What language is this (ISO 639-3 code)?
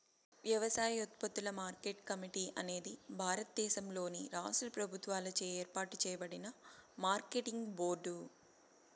tel